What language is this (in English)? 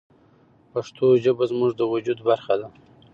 Pashto